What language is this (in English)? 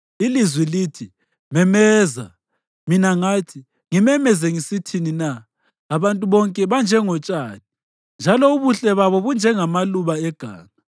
North Ndebele